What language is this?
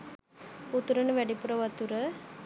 Sinhala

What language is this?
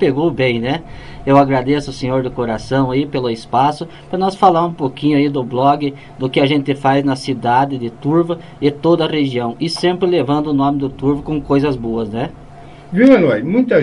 Portuguese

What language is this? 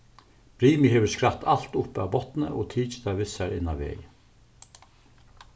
Faroese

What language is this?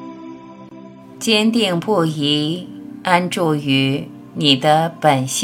Chinese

